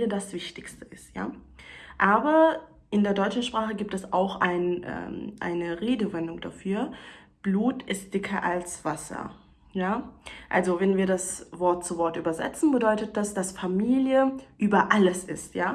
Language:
German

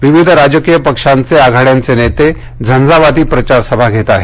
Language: Marathi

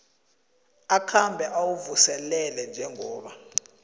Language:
South Ndebele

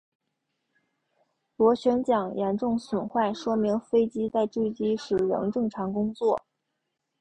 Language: Chinese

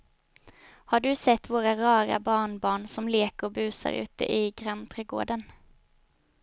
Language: Swedish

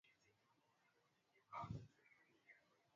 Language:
Swahili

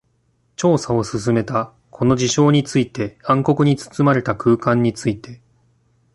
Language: Japanese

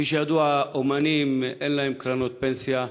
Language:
Hebrew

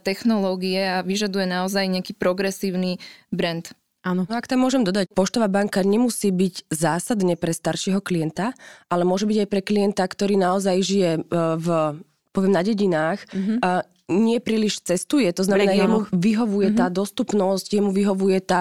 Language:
Slovak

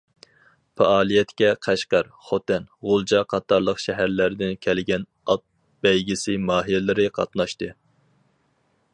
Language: Uyghur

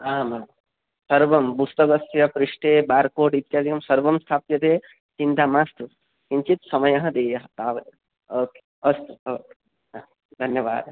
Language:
Sanskrit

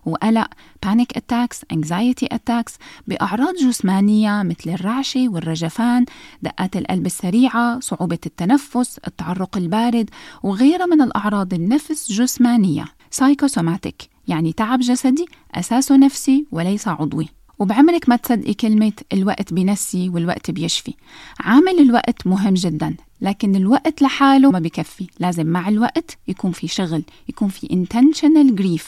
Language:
Arabic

